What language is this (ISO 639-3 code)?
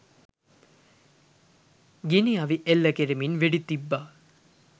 sin